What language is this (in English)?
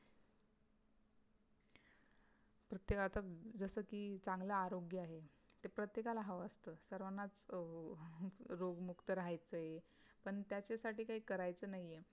Marathi